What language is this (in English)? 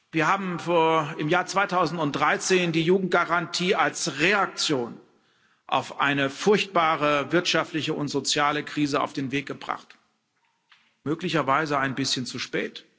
German